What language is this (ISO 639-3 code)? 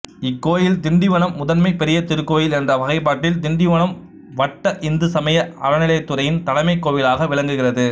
tam